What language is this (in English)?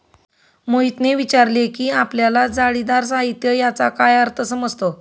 Marathi